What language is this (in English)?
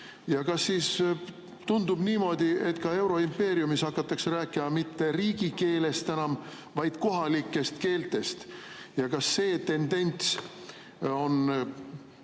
Estonian